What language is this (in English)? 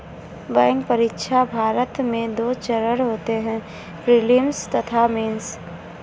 Hindi